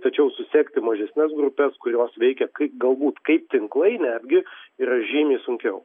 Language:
Lithuanian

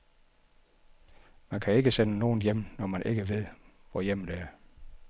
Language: Danish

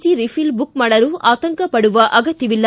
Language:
Kannada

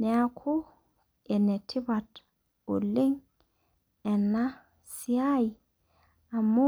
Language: Masai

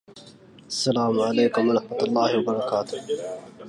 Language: Arabic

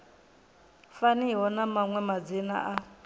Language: Venda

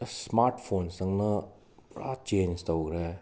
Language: Manipuri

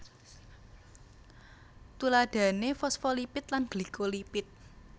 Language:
Javanese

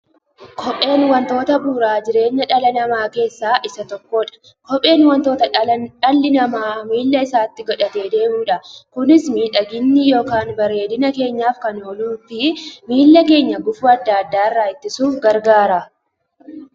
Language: Oromo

